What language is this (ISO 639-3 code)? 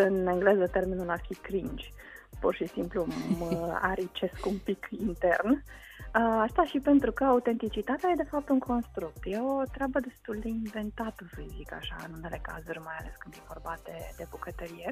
ron